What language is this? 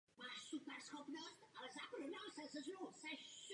Czech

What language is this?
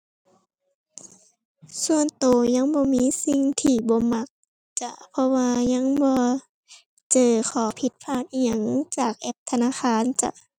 Thai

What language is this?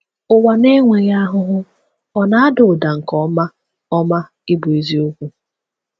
Igbo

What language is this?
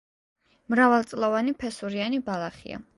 Georgian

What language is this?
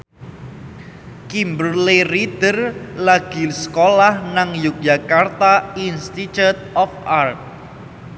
Javanese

